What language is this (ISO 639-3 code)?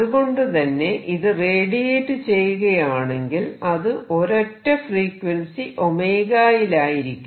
mal